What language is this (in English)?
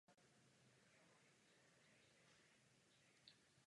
Czech